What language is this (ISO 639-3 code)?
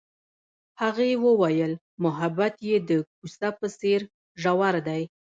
pus